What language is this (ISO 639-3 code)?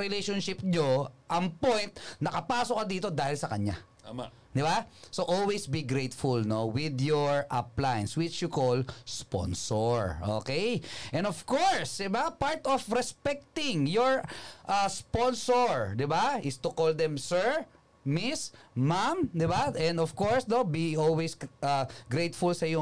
fil